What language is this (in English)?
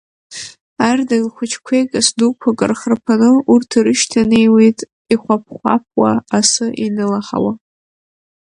Abkhazian